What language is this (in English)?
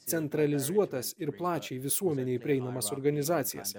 Lithuanian